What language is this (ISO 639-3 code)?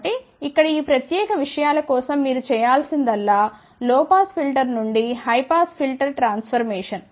tel